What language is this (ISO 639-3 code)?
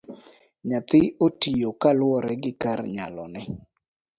luo